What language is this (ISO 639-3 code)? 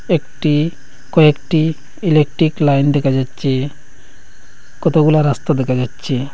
ben